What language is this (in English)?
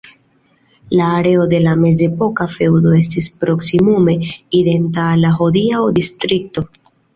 Esperanto